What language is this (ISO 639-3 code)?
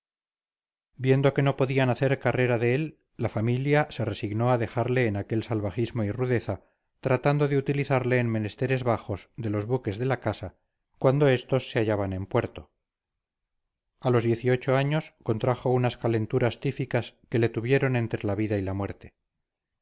spa